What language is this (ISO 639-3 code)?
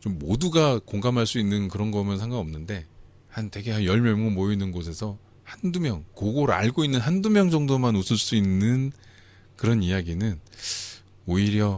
kor